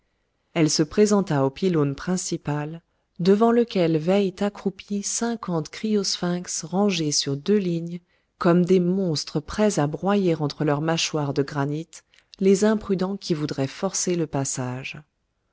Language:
French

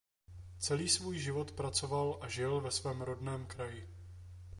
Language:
Czech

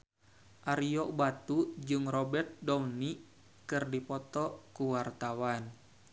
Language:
Sundanese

